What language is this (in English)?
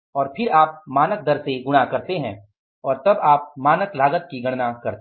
Hindi